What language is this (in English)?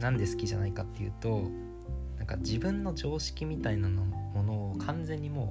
Japanese